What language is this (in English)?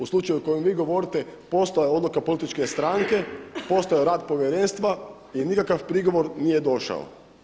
Croatian